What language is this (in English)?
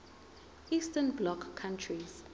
Zulu